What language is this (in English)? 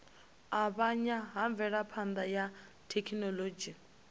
Venda